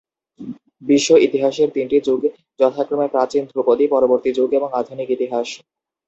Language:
Bangla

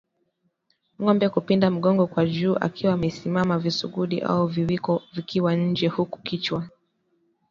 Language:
Swahili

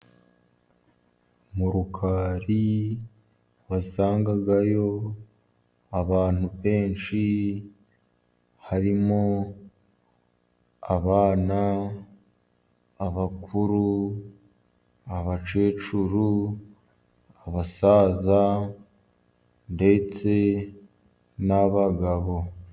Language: Kinyarwanda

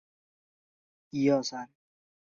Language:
Chinese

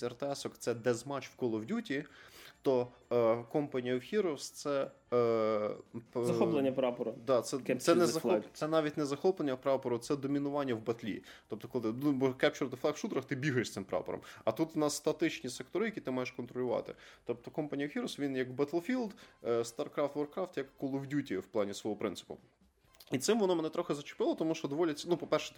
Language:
Ukrainian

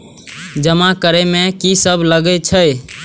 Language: Maithili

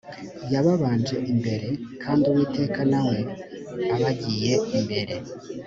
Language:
Kinyarwanda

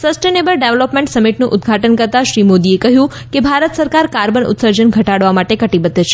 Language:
Gujarati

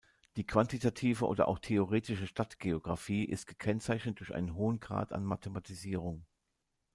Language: German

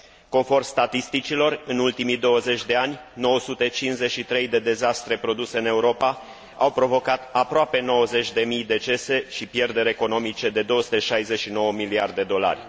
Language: Romanian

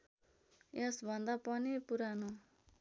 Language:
Nepali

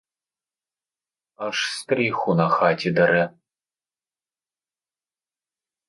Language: Ukrainian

